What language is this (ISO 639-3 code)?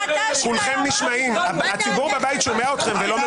heb